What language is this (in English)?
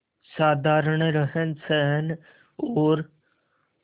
Hindi